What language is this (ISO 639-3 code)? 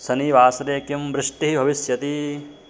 san